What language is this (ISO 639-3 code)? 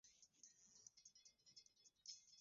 swa